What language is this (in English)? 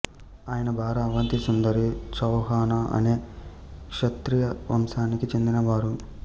Telugu